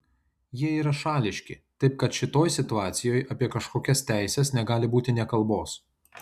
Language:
Lithuanian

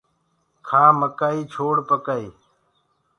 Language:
Gurgula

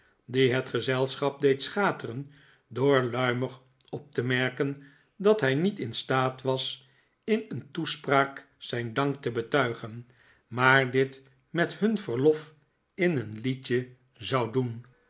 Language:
Dutch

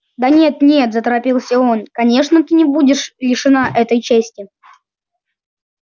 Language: Russian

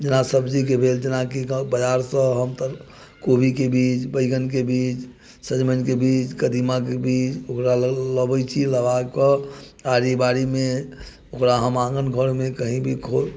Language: Maithili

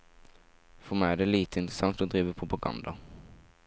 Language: Norwegian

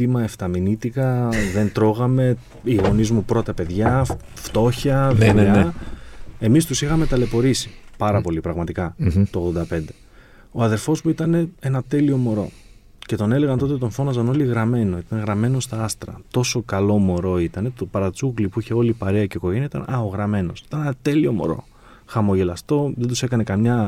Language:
Greek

